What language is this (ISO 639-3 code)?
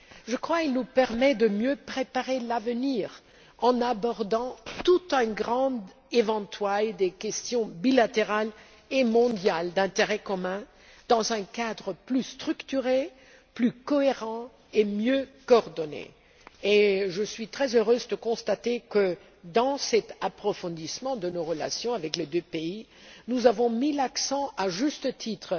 fra